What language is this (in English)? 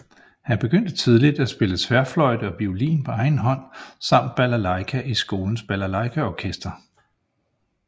Danish